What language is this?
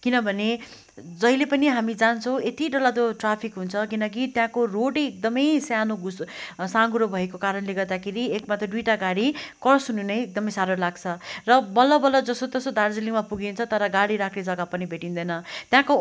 Nepali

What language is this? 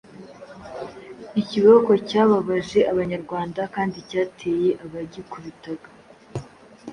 Kinyarwanda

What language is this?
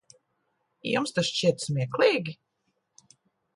Latvian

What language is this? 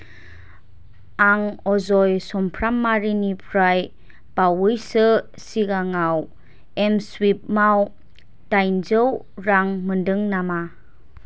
Bodo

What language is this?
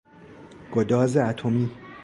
Persian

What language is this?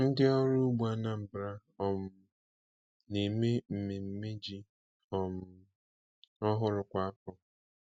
Igbo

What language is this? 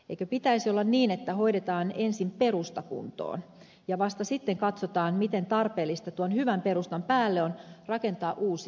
Finnish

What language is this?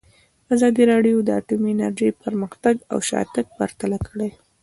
Pashto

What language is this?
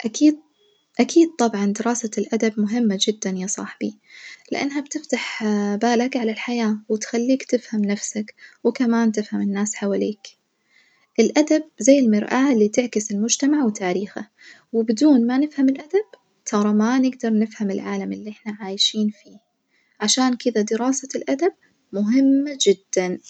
Najdi Arabic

